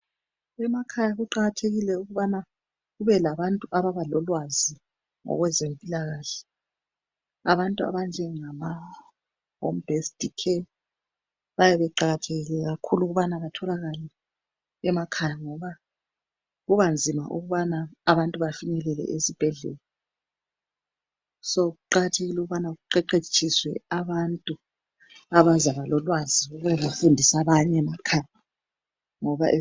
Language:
North Ndebele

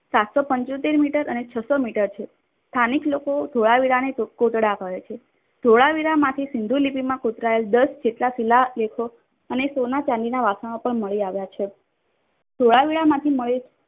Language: Gujarati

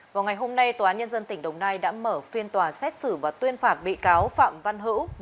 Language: Vietnamese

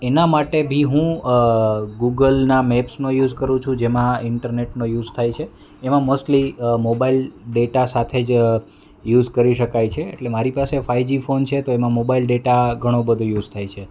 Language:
Gujarati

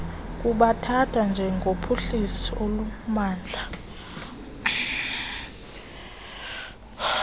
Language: Xhosa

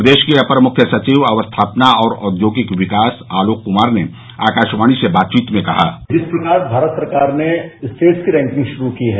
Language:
Hindi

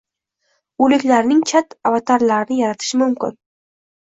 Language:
Uzbek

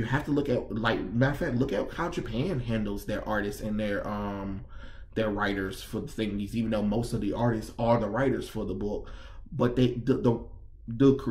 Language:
English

